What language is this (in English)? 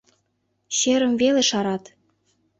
Mari